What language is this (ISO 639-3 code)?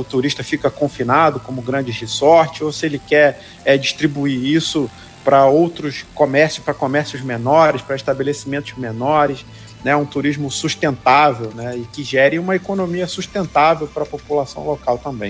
por